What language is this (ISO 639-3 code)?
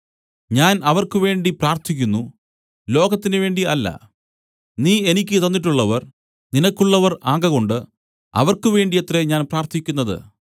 mal